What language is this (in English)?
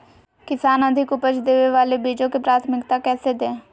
Magahi